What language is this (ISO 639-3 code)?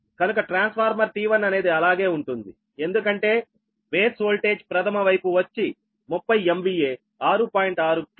tel